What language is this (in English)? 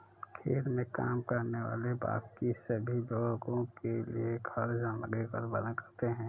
Hindi